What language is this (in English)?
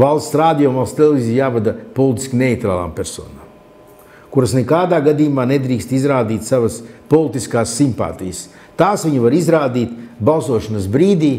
Latvian